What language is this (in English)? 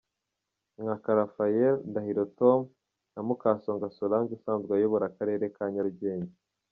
Kinyarwanda